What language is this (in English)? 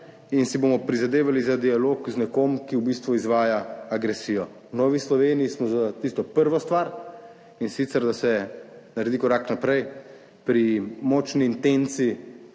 Slovenian